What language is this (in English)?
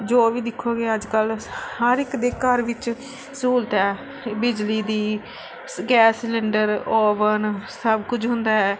Punjabi